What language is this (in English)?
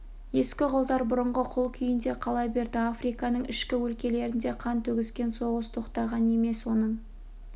Kazakh